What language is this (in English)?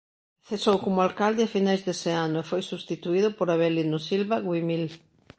Galician